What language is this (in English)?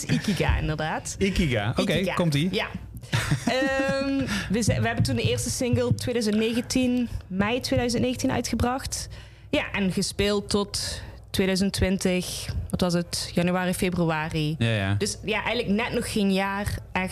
Dutch